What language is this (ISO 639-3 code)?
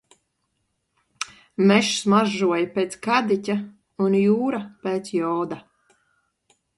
lav